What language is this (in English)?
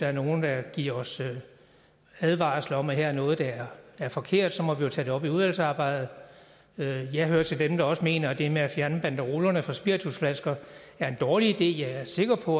Danish